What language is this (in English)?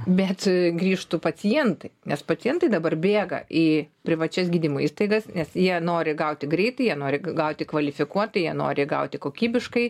Lithuanian